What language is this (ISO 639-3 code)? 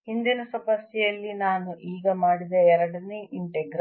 kan